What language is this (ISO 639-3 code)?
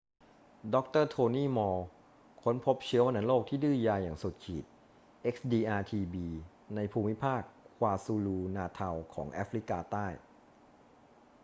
tha